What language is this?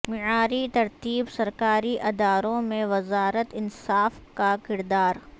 Urdu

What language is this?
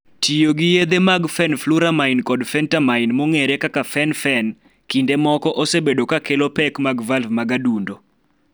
Luo (Kenya and Tanzania)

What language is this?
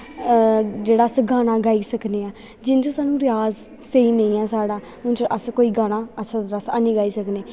Dogri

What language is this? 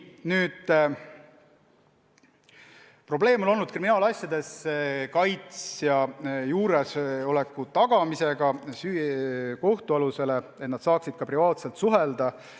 Estonian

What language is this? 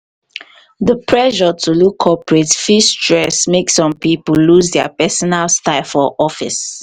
Nigerian Pidgin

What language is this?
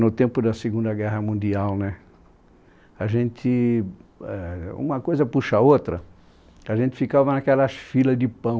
Portuguese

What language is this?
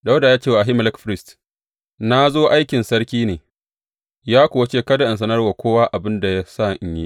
Hausa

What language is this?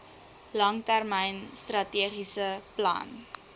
Afrikaans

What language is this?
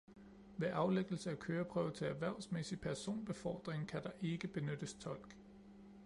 Danish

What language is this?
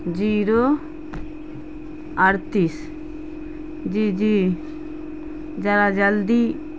Urdu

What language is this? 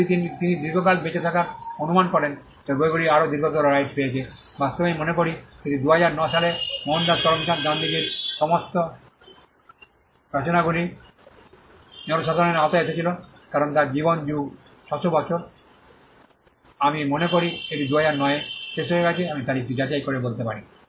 Bangla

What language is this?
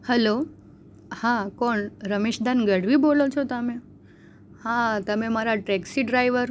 Gujarati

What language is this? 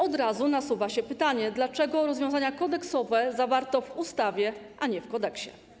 Polish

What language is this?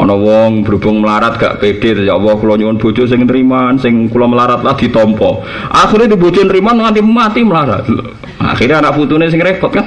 Indonesian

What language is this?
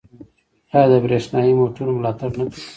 Pashto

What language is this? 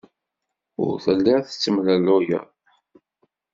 Kabyle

